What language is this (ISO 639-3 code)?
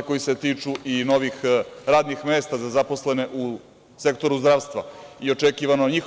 srp